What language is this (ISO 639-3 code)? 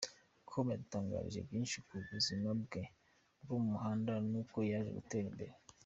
kin